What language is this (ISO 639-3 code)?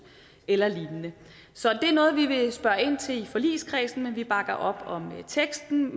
dan